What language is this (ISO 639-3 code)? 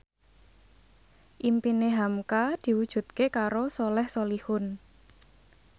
jav